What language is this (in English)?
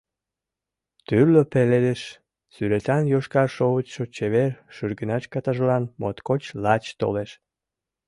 Mari